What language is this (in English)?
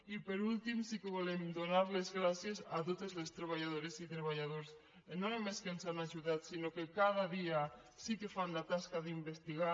Catalan